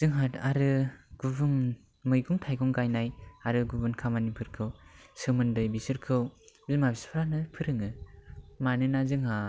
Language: Bodo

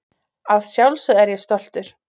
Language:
Icelandic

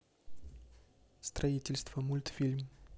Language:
Russian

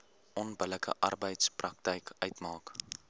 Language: Afrikaans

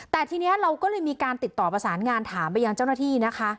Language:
Thai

